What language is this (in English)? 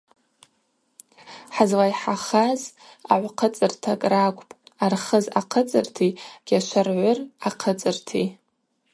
Abaza